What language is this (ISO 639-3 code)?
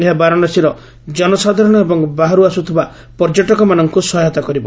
ori